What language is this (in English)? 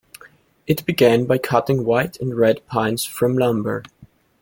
English